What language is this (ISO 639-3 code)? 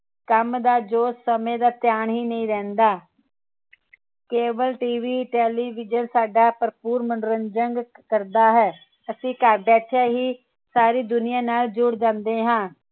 pan